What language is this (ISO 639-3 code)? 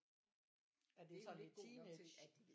dan